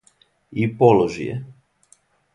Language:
Serbian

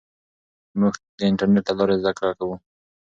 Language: Pashto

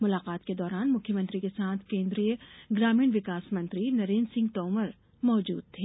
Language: Hindi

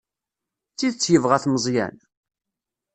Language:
Kabyle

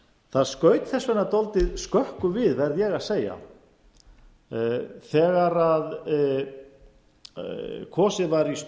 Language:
Icelandic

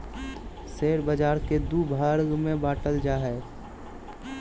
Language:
Magahi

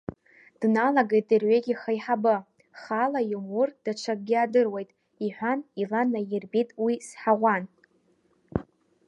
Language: Abkhazian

